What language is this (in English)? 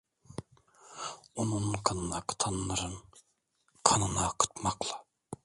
Turkish